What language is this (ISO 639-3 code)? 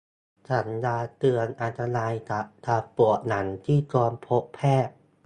tha